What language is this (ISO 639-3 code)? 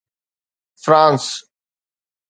snd